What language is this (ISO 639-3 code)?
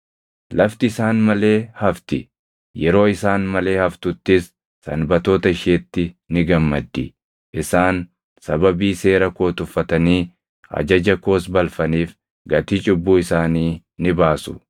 orm